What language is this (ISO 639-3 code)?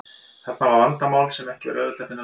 isl